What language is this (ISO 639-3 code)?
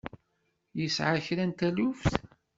kab